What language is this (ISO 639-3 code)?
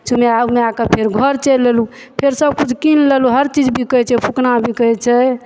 mai